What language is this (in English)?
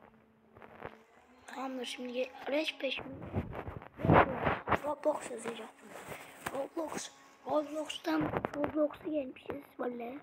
Turkish